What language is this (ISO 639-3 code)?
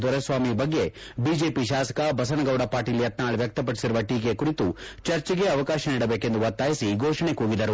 kan